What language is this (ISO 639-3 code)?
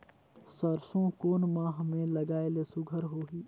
hne